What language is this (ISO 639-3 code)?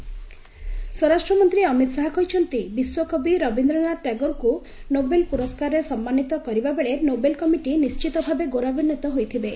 ori